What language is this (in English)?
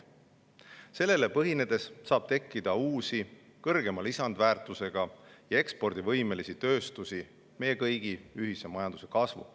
Estonian